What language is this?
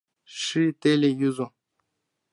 Mari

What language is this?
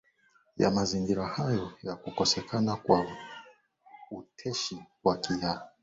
Swahili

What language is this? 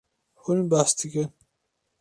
Kurdish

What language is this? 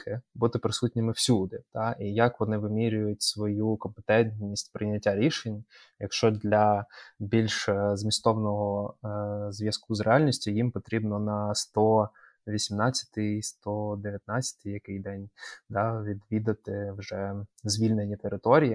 Ukrainian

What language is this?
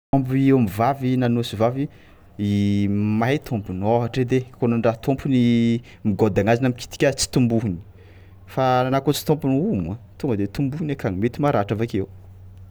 Tsimihety Malagasy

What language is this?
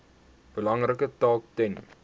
Afrikaans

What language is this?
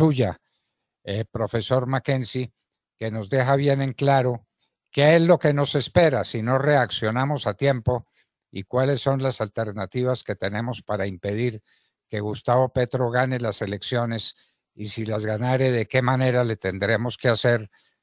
Spanish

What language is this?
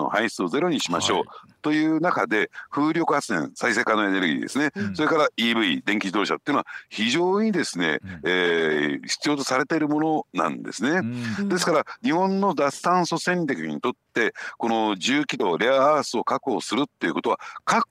Japanese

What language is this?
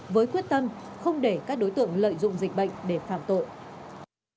Vietnamese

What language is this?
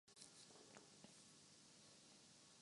Urdu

